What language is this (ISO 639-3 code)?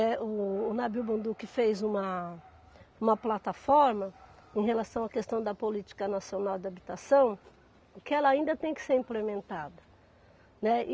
por